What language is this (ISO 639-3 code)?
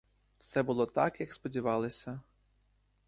ukr